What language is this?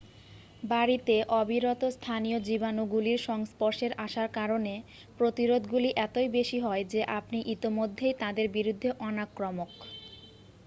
Bangla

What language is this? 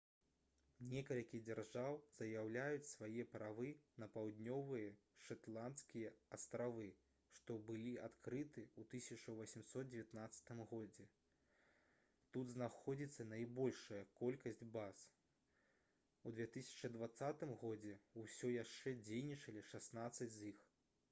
Belarusian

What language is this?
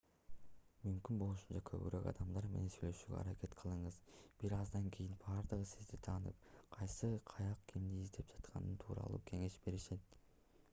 Kyrgyz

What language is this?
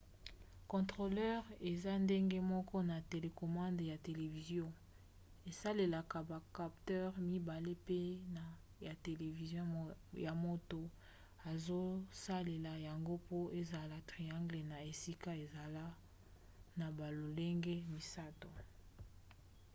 Lingala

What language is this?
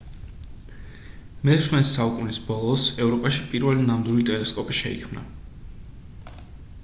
Georgian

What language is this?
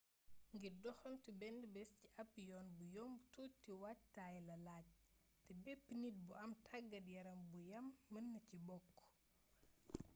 Wolof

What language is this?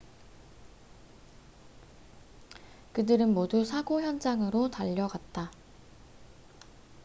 Korean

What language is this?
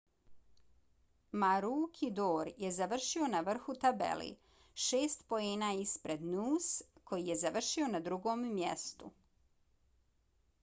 Bosnian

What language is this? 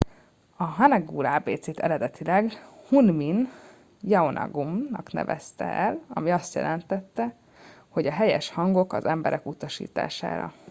Hungarian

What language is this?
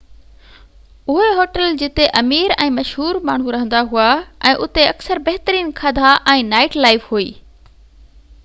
Sindhi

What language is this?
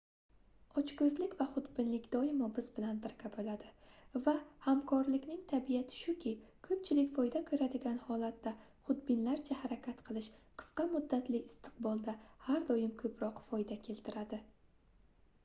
Uzbek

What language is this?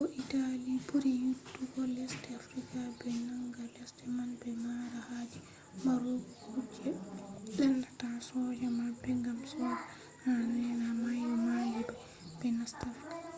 Fula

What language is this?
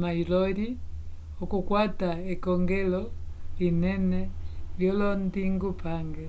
Umbundu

